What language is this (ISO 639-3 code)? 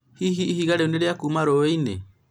kik